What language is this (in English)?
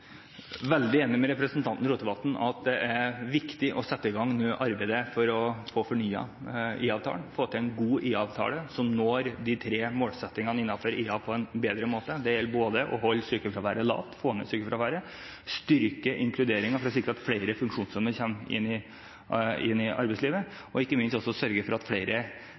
Norwegian Bokmål